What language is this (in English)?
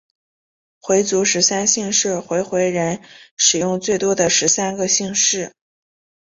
Chinese